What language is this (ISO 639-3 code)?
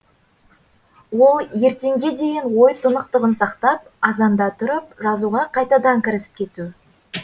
kaz